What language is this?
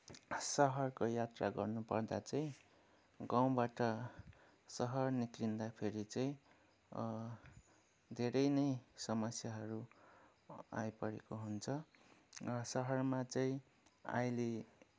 Nepali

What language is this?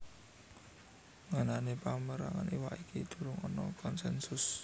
Javanese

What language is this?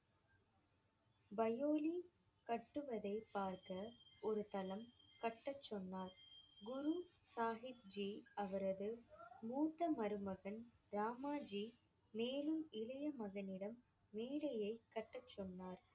Tamil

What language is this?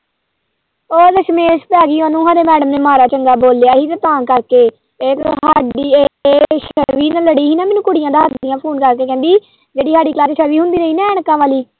Punjabi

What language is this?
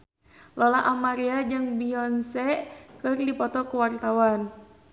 Sundanese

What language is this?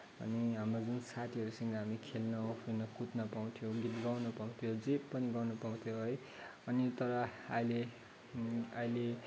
Nepali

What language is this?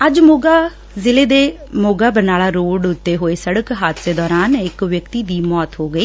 Punjabi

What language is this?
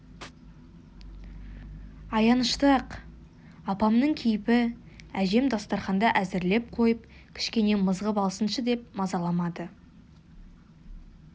Kazakh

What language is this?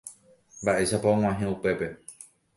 Guarani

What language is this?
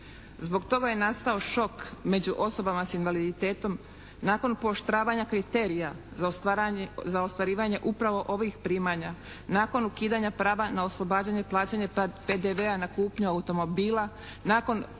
Croatian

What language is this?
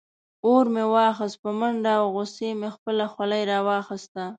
Pashto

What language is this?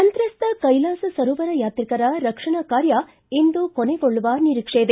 Kannada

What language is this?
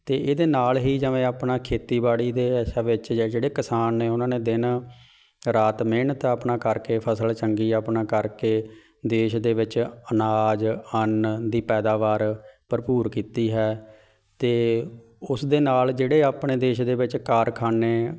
Punjabi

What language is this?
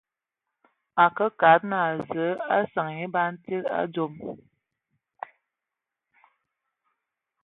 Ewondo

